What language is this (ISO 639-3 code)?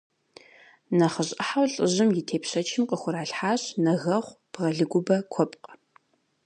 kbd